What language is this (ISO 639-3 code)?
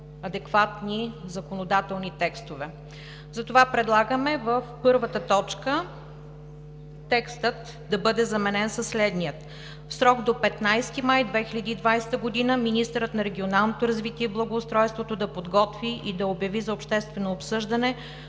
bul